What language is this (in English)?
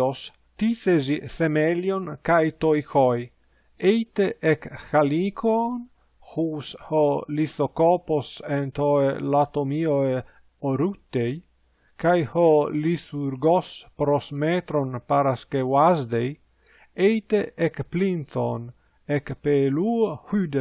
Greek